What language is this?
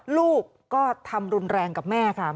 Thai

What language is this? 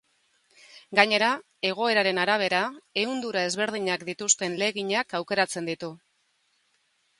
Basque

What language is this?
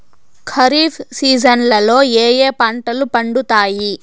Telugu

